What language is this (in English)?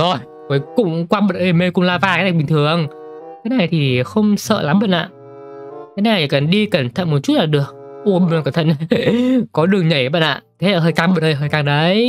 Vietnamese